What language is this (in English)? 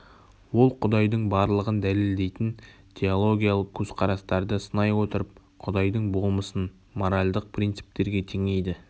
Kazakh